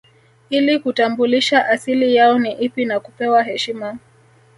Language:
Swahili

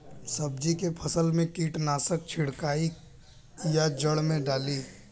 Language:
Bhojpuri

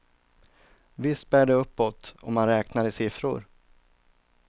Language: Swedish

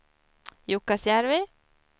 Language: Swedish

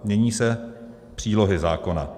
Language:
Czech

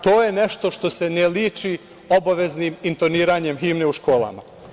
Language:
Serbian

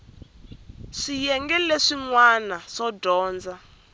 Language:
Tsonga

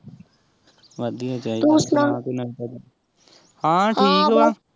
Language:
Punjabi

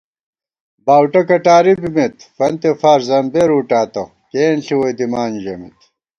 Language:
Gawar-Bati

